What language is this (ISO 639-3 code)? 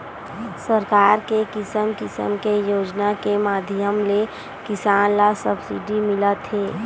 hne